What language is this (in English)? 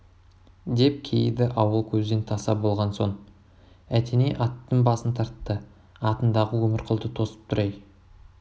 Kazakh